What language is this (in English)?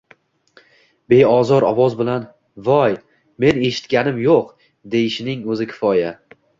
Uzbek